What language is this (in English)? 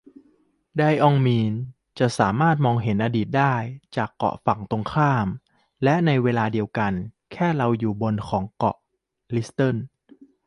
Thai